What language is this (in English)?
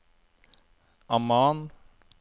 Norwegian